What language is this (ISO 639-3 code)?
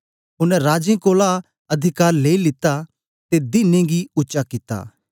doi